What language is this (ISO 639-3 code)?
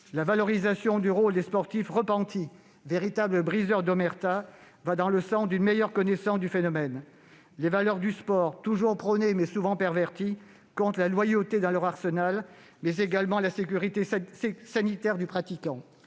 fra